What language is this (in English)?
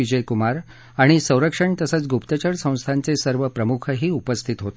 Marathi